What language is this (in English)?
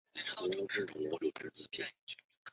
Chinese